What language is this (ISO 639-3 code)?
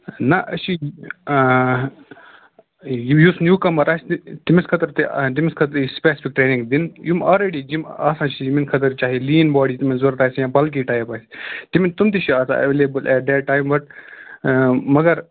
kas